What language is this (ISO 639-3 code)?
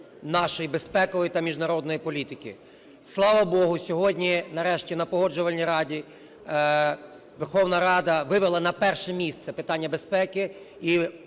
ukr